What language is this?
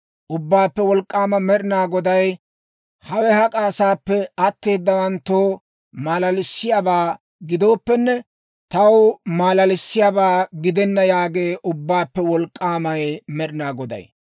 Dawro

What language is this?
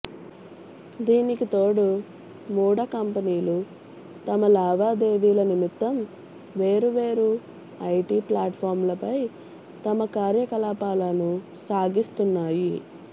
Telugu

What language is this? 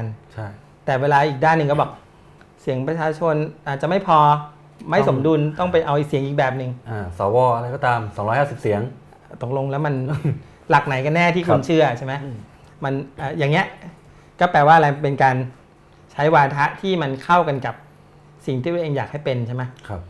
Thai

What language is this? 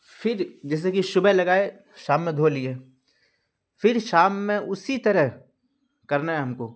Urdu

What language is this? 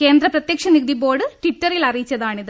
Malayalam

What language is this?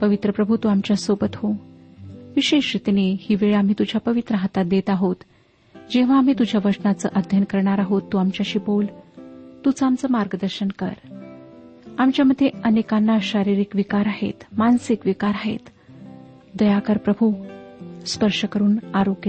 Marathi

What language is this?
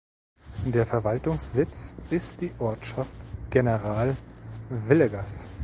German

